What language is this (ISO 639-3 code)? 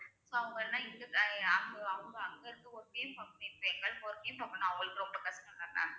tam